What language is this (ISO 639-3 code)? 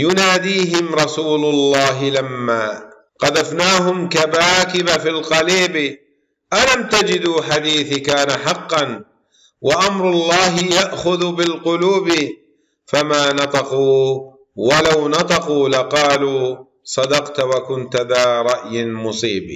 ara